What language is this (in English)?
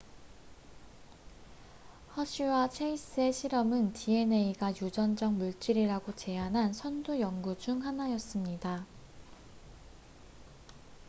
Korean